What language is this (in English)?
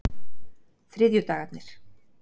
Icelandic